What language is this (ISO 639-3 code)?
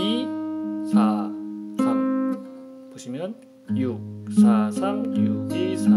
kor